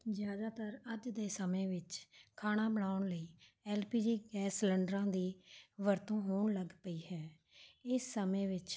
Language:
Punjabi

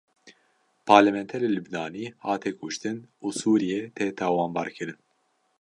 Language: Kurdish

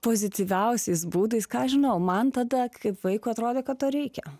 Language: Lithuanian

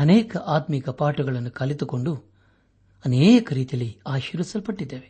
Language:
Kannada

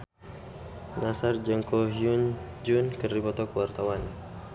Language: Sundanese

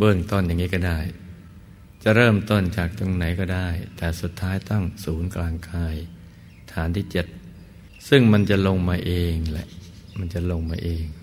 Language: Thai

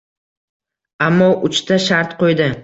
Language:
Uzbek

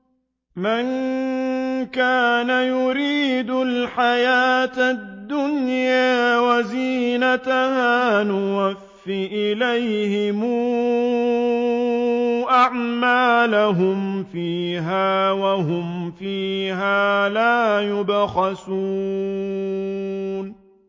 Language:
Arabic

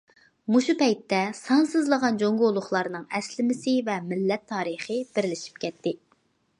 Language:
Uyghur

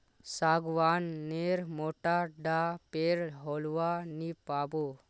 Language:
Magahi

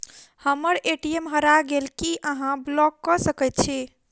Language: Maithili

